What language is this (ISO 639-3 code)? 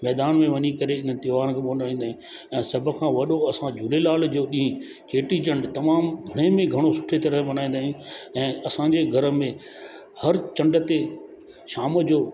snd